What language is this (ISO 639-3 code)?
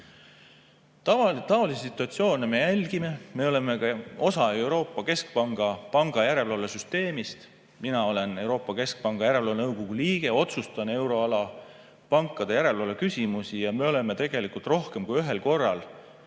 est